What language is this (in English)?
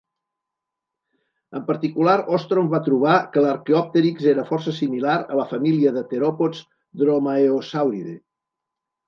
Catalan